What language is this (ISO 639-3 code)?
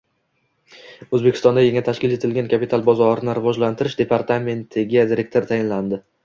uzb